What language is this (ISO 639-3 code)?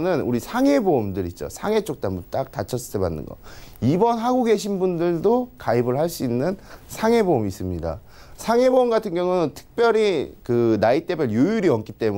kor